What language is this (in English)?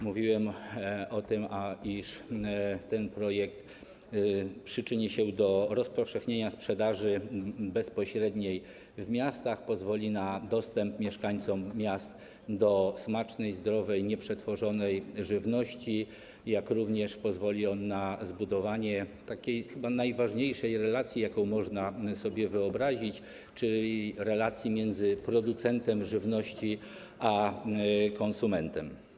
Polish